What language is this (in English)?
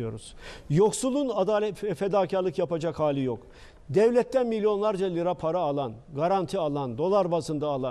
Turkish